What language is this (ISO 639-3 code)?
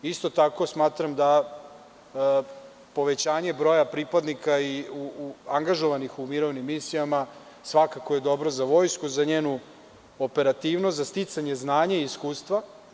srp